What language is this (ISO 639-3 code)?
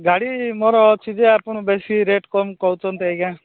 ori